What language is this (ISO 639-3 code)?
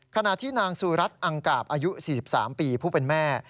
tha